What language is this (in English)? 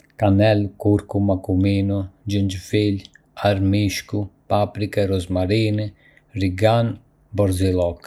Arbëreshë Albanian